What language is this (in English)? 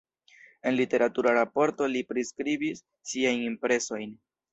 Esperanto